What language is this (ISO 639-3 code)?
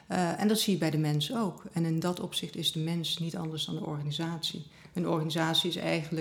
nld